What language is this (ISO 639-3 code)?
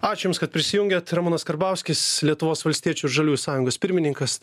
lit